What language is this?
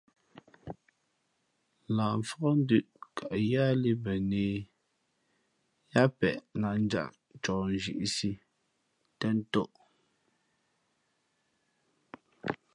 Fe'fe'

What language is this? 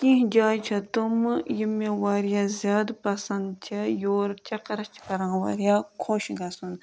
Kashmiri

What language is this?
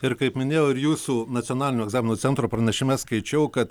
Lithuanian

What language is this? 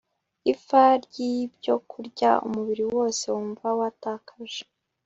Kinyarwanda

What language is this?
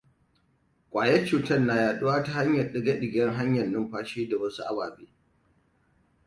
Hausa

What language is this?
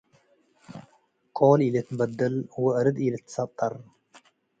Tigre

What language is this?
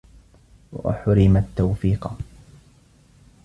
Arabic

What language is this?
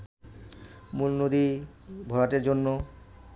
Bangla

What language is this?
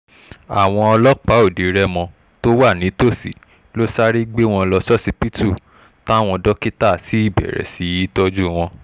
Yoruba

